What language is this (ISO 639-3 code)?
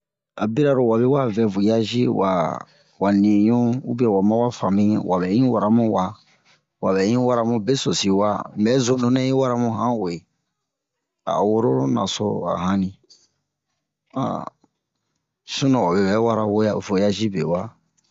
bmq